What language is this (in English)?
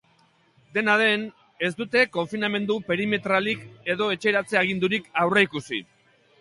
Basque